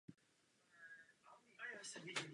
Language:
Czech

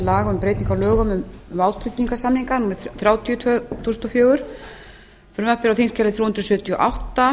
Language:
Icelandic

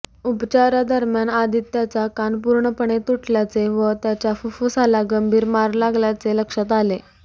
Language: Marathi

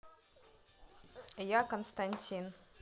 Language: Russian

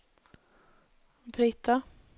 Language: Norwegian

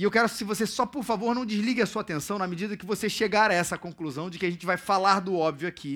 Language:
Portuguese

